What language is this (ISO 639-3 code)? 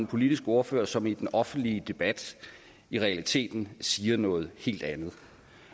dan